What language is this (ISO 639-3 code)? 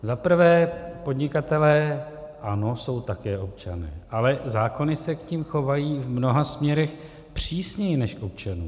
ces